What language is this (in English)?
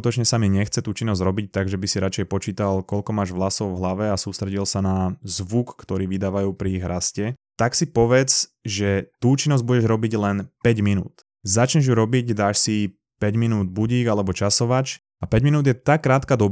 Slovak